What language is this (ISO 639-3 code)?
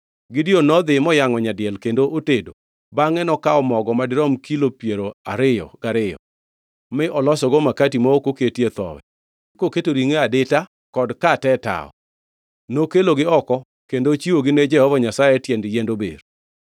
luo